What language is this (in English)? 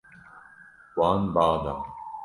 Kurdish